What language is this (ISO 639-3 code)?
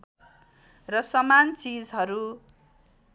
nep